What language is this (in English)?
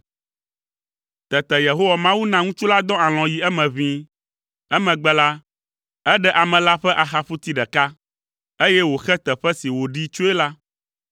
Ewe